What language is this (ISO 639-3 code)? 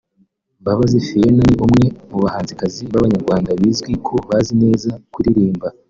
kin